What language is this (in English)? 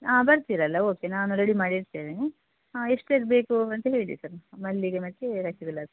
Kannada